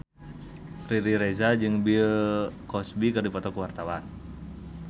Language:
Sundanese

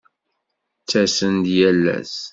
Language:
Kabyle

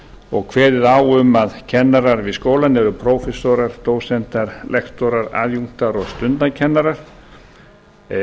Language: Icelandic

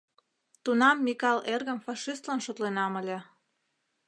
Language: Mari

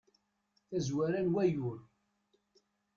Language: Kabyle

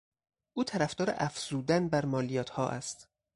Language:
Persian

